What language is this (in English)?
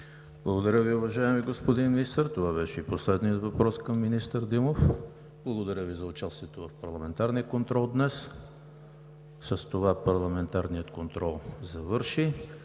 Bulgarian